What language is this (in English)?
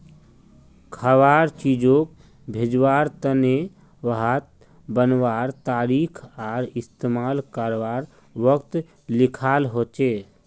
Magahi